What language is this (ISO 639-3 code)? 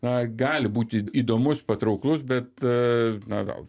lit